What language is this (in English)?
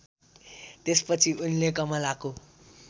Nepali